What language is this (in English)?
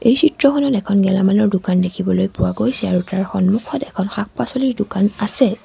Assamese